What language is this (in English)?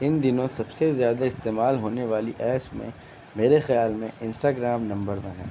Urdu